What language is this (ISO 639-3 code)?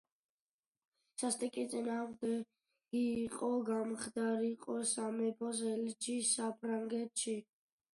kat